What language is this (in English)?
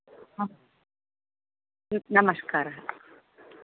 Sanskrit